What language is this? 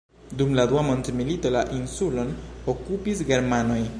Esperanto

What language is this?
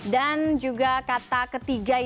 Indonesian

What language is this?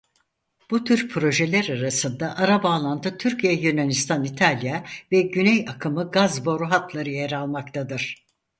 Turkish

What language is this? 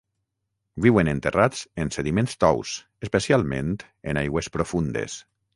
Catalan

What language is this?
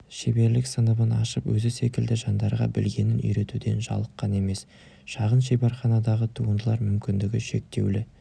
Kazakh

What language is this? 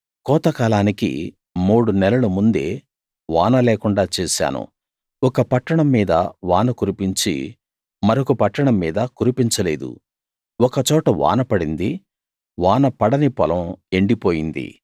Telugu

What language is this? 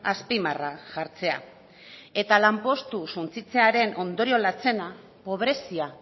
Basque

